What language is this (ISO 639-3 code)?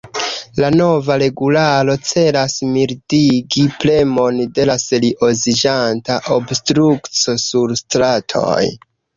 epo